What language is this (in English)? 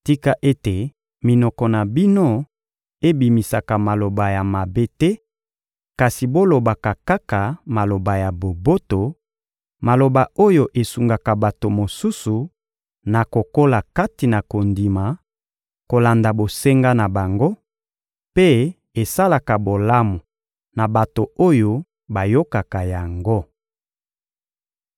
Lingala